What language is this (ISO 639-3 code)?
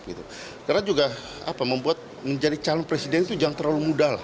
ind